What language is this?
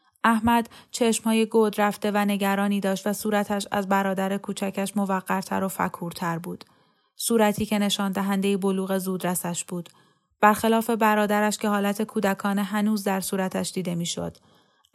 Persian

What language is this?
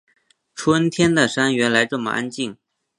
Chinese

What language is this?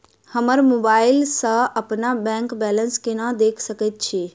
Maithili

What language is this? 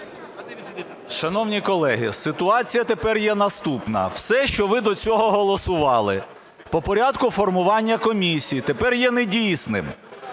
Ukrainian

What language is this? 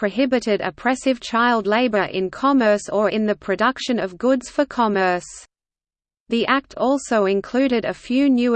English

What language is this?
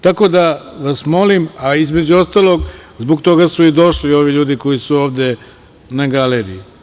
Serbian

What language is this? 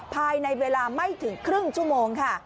Thai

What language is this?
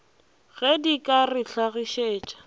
Northern Sotho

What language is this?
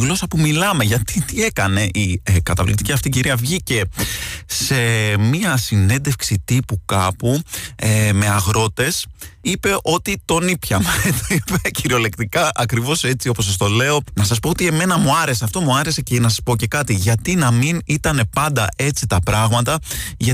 Greek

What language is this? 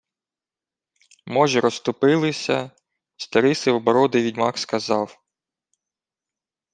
Ukrainian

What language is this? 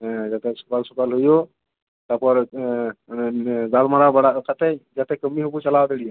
Santali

